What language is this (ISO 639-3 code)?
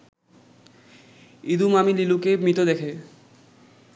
ben